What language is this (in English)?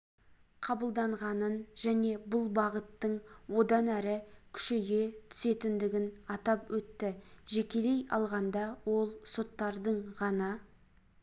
Kazakh